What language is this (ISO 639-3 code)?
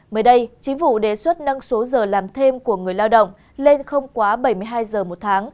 vie